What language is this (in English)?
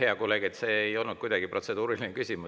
Estonian